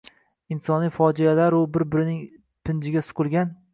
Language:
Uzbek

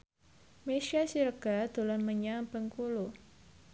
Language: Javanese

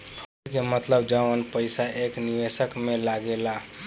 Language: Bhojpuri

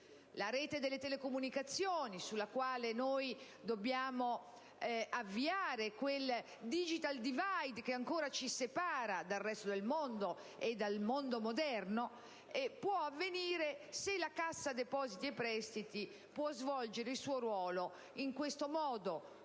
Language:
Italian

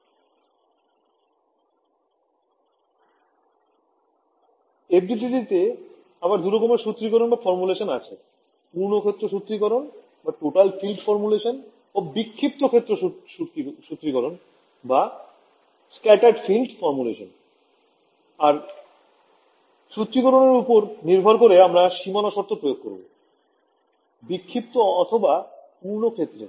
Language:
Bangla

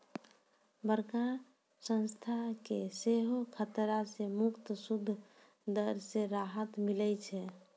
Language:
Maithili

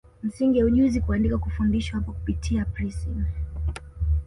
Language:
Swahili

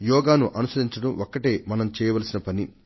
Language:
Telugu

